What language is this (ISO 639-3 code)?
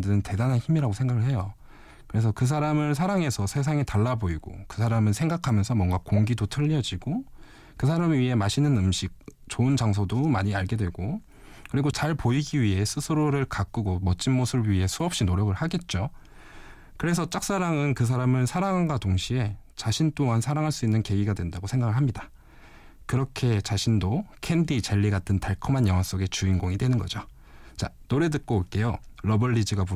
kor